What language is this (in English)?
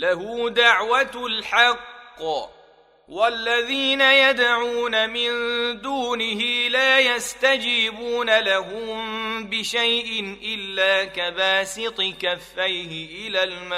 Arabic